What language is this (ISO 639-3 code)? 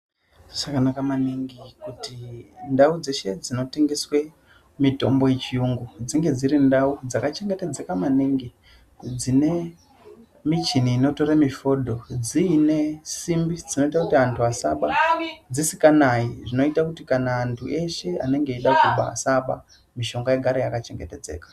ndc